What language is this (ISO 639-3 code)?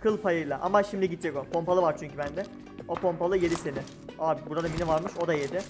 tur